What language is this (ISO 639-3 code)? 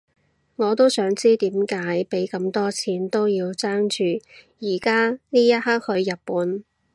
yue